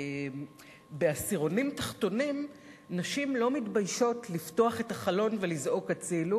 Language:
Hebrew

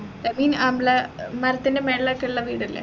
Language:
Malayalam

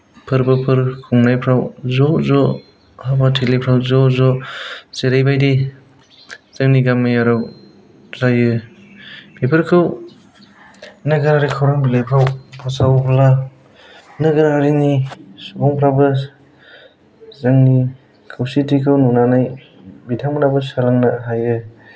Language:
Bodo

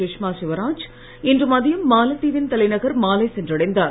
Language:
Tamil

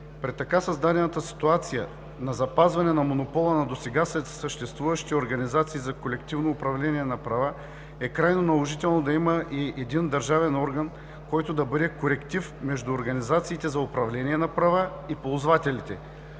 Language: Bulgarian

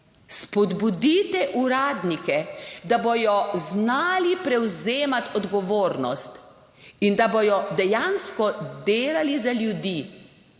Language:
Slovenian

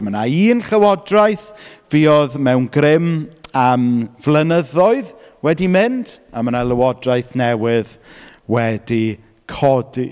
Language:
Welsh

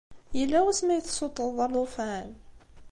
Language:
Kabyle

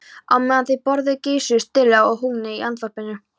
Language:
Icelandic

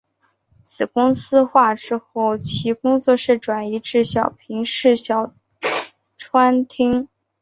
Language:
Chinese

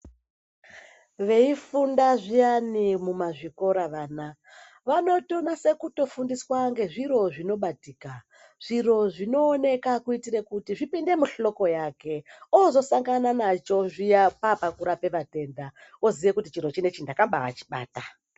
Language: Ndau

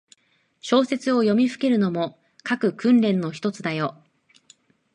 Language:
Japanese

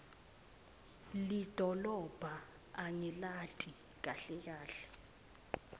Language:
Swati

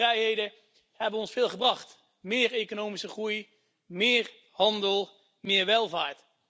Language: Dutch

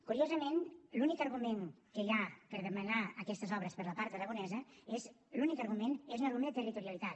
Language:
Catalan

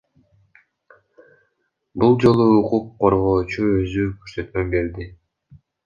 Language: Kyrgyz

